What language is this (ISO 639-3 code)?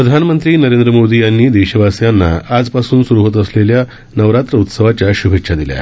mar